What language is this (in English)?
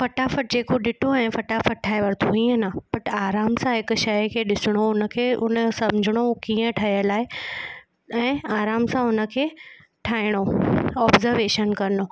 Sindhi